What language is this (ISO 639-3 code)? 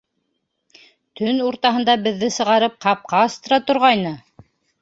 bak